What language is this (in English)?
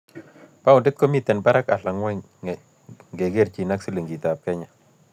Kalenjin